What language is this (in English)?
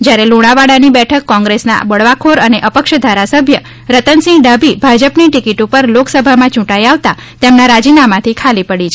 Gujarati